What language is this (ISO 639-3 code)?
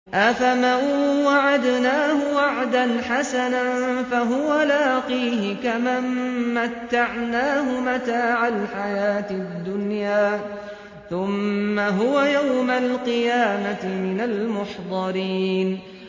ara